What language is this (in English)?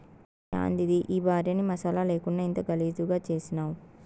Telugu